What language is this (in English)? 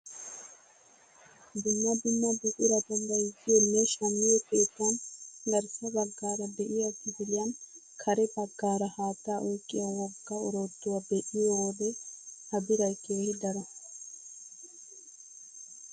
Wolaytta